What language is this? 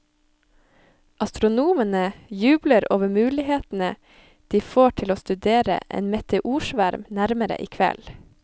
Norwegian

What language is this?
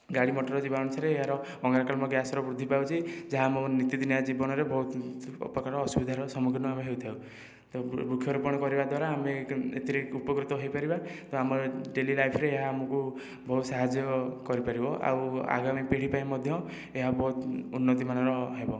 Odia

